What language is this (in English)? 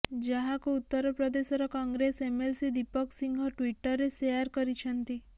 Odia